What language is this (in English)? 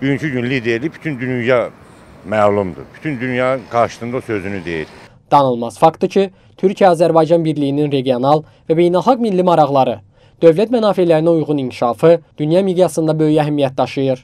Turkish